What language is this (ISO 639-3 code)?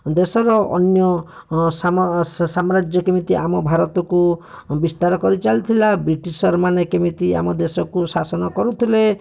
ori